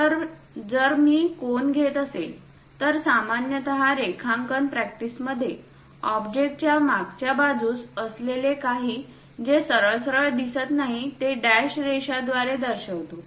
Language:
Marathi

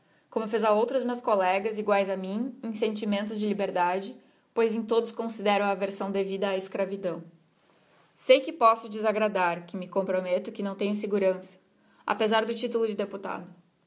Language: Portuguese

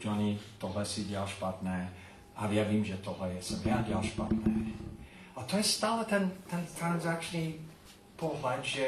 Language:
Czech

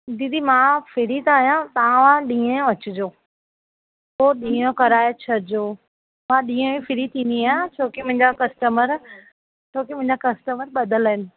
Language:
Sindhi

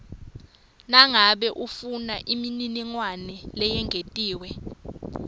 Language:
Swati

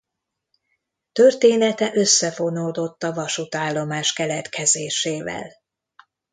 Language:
Hungarian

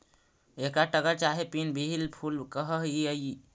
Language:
Magahi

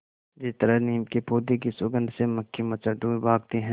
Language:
Hindi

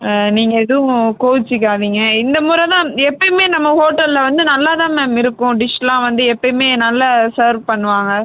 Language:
Tamil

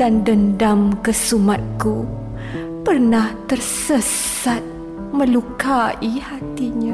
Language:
Malay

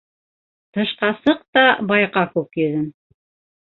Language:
Bashkir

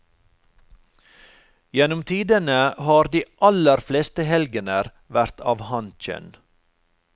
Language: Norwegian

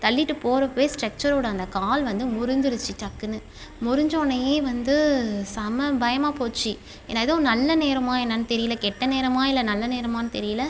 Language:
Tamil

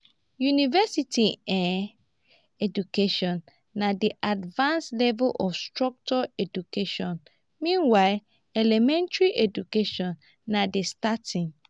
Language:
Nigerian Pidgin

